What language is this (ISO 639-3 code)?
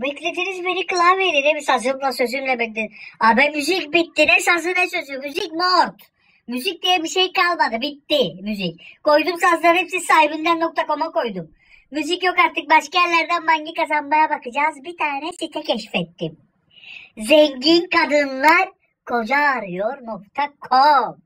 tur